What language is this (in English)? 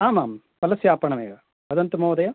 Sanskrit